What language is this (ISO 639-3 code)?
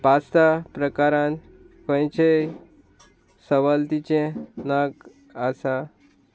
kok